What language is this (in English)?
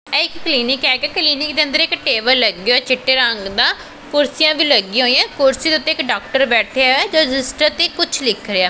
Punjabi